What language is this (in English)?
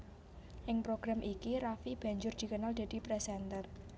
Javanese